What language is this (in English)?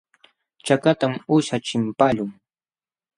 Jauja Wanca Quechua